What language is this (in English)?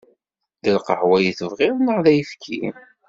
Kabyle